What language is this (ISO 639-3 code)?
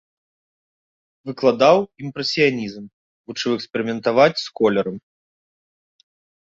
bel